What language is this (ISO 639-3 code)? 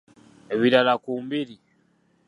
lug